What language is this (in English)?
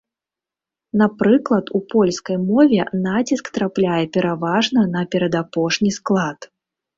Belarusian